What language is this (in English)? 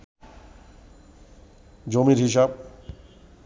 Bangla